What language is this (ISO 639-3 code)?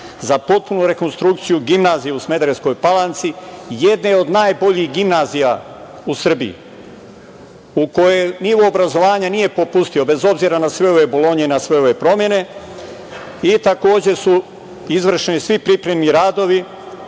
srp